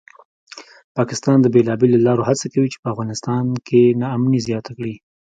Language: Pashto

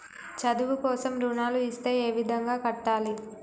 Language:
Telugu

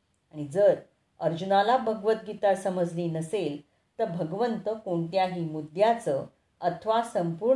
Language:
Marathi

